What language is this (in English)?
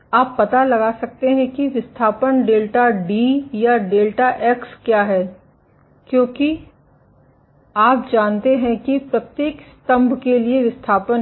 Hindi